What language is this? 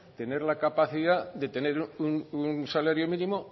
Spanish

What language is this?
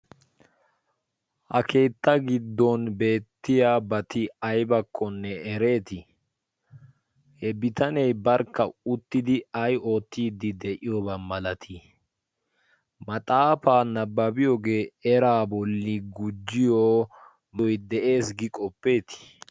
Wolaytta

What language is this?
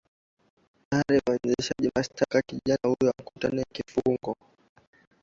Swahili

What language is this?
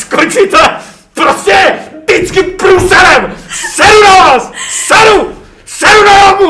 Czech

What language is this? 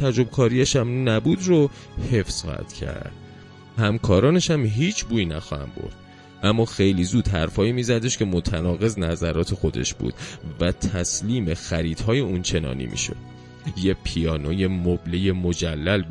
Persian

